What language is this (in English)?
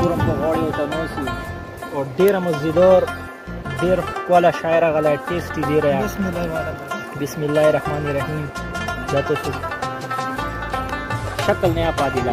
Romanian